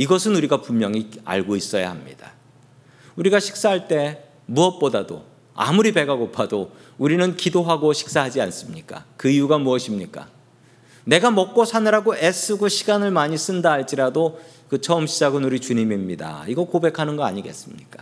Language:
Korean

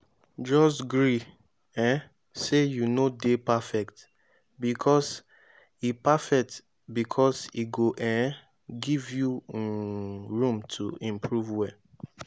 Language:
Nigerian Pidgin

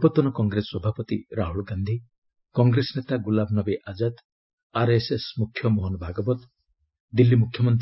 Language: Odia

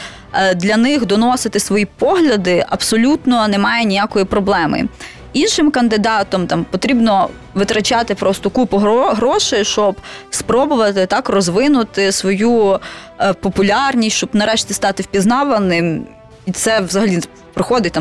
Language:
Ukrainian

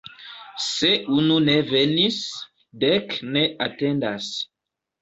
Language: Esperanto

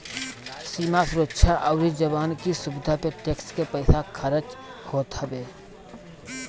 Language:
Bhojpuri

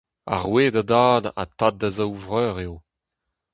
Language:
Breton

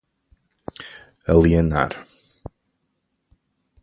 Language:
Portuguese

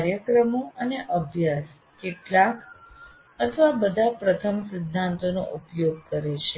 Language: Gujarati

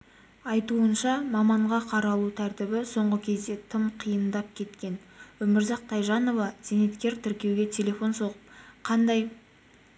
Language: Kazakh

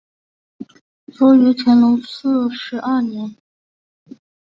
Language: Chinese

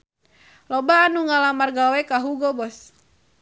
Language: Sundanese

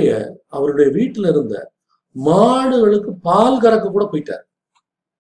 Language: Tamil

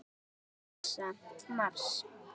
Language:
Icelandic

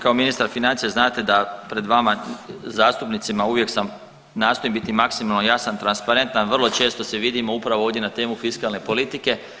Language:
Croatian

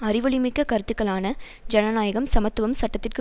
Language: Tamil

